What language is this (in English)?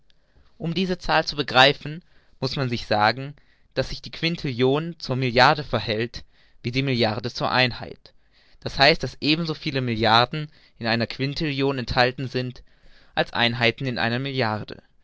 German